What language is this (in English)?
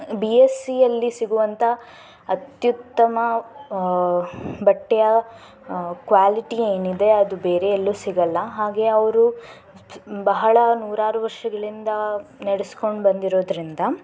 Kannada